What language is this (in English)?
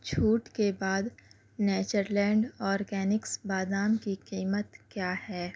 Urdu